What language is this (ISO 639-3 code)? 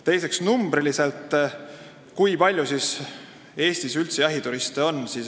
est